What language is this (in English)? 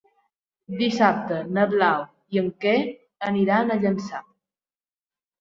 Catalan